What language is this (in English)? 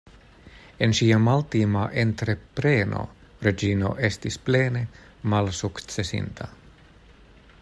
Esperanto